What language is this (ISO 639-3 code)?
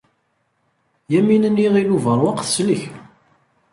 kab